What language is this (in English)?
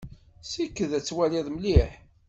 Kabyle